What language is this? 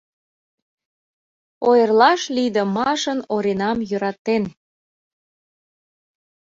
Mari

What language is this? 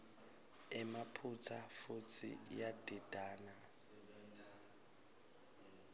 Swati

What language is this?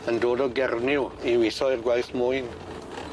Welsh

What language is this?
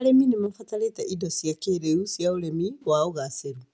Kikuyu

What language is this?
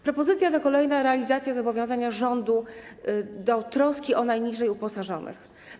Polish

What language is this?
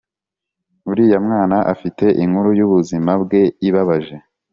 Kinyarwanda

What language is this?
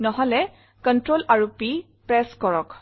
Assamese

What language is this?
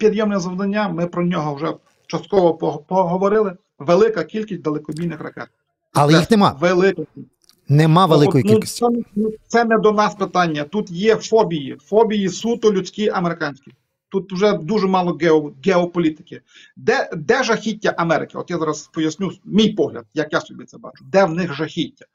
Ukrainian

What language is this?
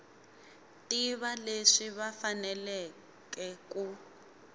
Tsonga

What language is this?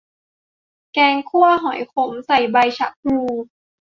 Thai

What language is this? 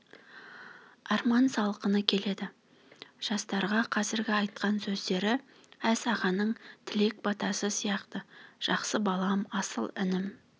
Kazakh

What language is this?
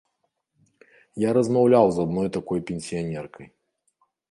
Belarusian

